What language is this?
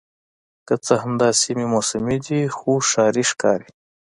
Pashto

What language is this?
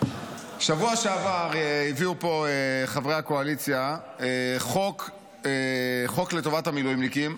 Hebrew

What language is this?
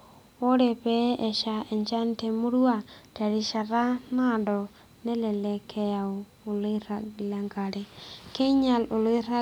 Masai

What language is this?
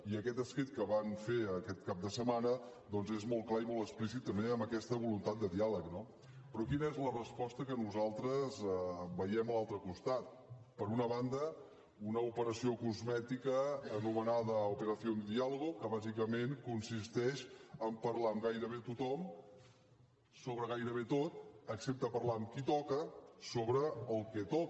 Catalan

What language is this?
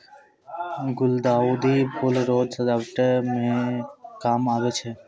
Maithili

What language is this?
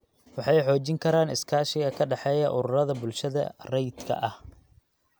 Somali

